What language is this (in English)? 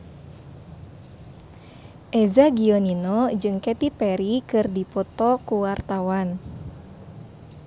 Sundanese